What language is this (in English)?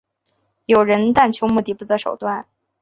Chinese